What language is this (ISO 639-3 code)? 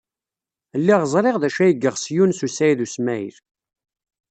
kab